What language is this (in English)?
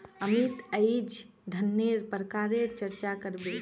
Magahi